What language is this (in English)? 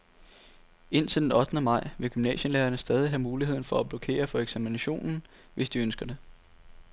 Danish